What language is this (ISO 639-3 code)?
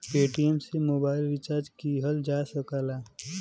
bho